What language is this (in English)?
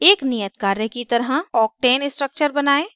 Hindi